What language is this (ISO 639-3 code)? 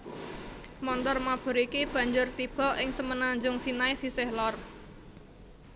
jav